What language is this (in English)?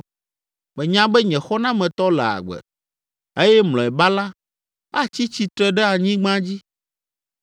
Ewe